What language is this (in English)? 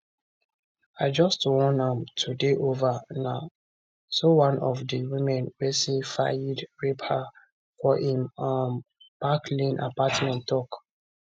Nigerian Pidgin